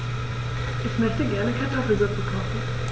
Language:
German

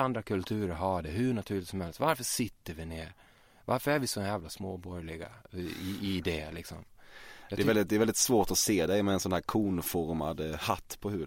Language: Swedish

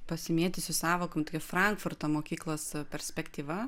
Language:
Lithuanian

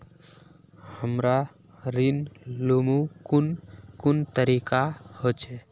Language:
Magahi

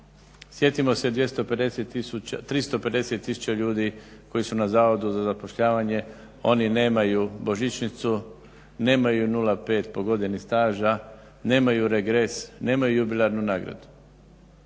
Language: Croatian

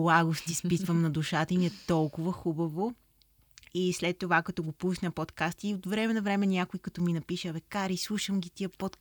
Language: Bulgarian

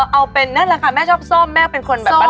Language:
Thai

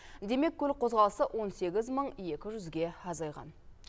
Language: Kazakh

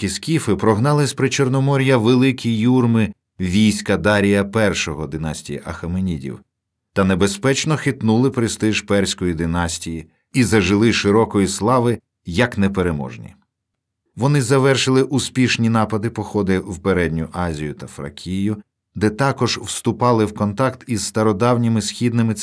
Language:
Ukrainian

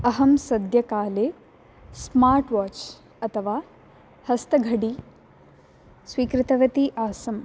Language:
Sanskrit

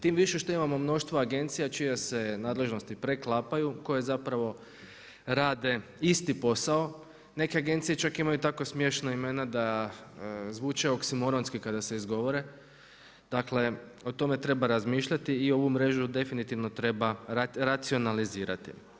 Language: Croatian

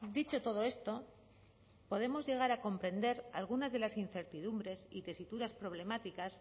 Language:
Spanish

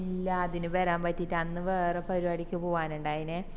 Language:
Malayalam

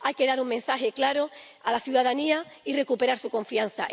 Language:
Spanish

